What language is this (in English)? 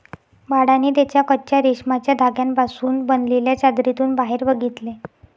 Marathi